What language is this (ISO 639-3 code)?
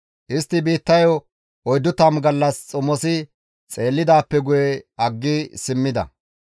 gmv